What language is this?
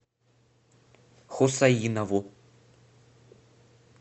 Russian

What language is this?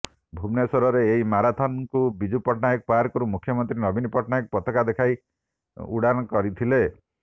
Odia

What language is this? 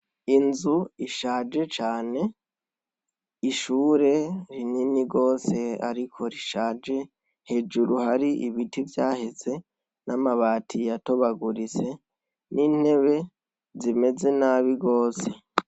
Rundi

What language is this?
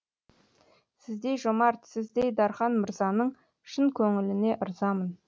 Kazakh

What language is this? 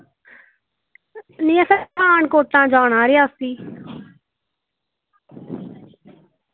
Dogri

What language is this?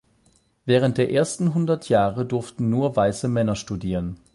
German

